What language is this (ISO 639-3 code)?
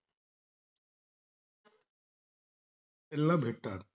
mar